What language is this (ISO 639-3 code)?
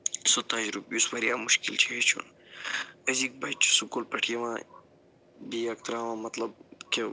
kas